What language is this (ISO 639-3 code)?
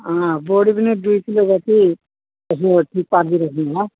nep